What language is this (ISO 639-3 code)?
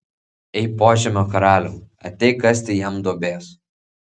lit